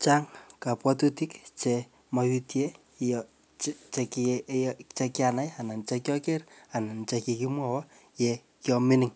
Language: Kalenjin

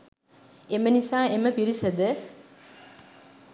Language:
Sinhala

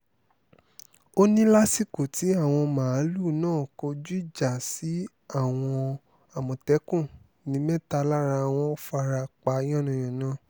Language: Yoruba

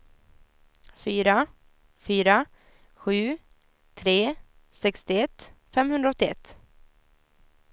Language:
Swedish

